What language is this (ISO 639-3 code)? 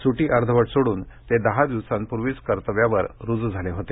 mar